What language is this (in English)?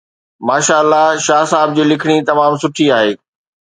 Sindhi